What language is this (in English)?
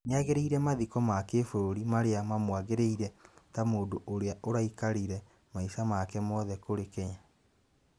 Kikuyu